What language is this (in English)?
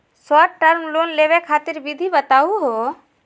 Magahi